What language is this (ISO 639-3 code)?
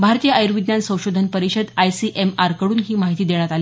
mar